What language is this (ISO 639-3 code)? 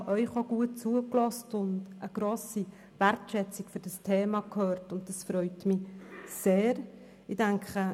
gsw